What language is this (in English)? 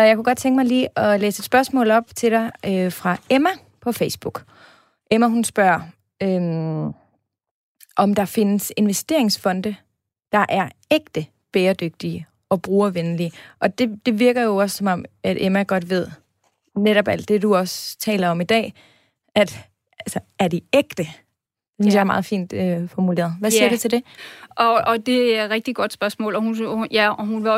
Danish